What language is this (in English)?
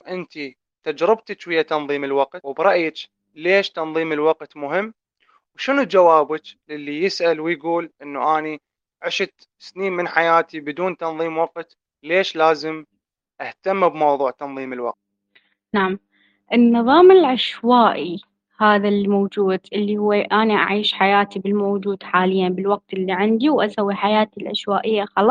Arabic